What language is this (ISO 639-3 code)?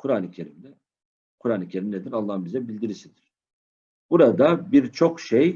tur